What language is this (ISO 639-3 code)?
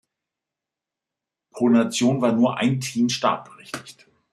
deu